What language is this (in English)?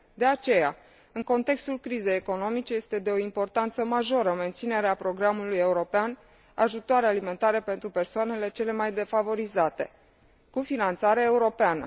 Romanian